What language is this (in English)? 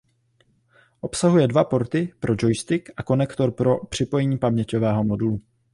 Czech